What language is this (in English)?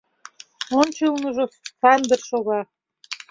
Mari